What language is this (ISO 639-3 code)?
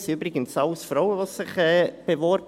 gsw